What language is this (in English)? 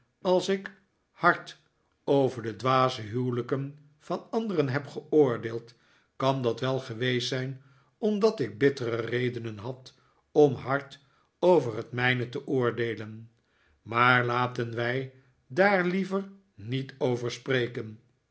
Dutch